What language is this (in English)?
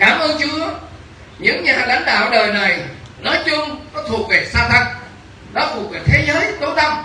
Vietnamese